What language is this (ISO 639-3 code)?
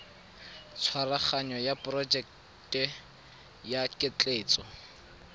tsn